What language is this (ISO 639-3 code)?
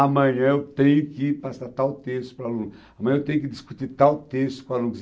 por